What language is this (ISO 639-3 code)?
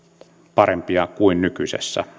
fin